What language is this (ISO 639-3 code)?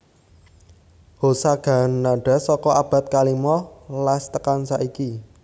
jav